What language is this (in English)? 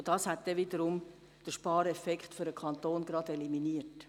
Swiss German